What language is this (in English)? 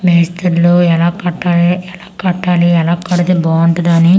Telugu